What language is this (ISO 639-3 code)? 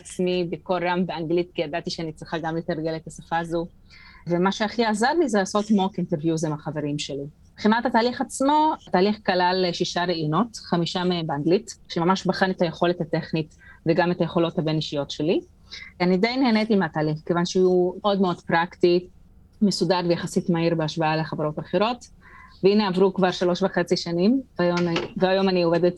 heb